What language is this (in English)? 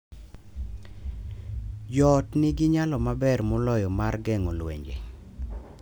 Luo (Kenya and Tanzania)